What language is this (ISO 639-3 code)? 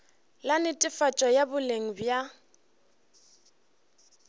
nso